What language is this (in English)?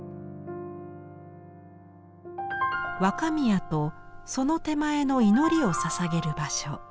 Japanese